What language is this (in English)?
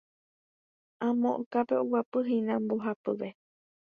Guarani